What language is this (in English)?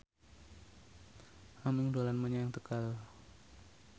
Javanese